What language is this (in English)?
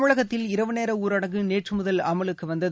Tamil